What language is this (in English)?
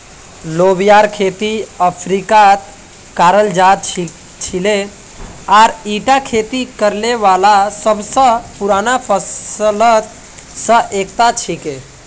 Magahi